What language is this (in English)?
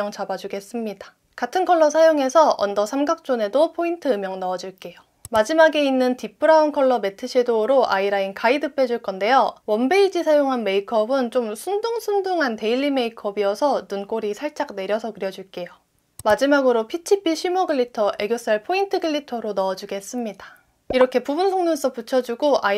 Korean